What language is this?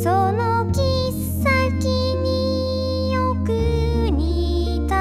Japanese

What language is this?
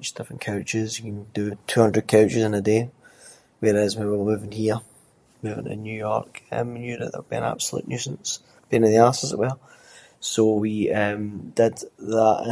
Scots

